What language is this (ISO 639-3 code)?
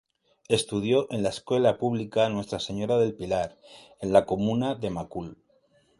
spa